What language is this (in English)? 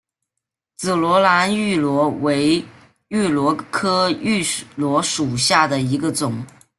Chinese